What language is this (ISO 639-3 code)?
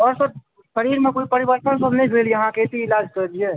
mai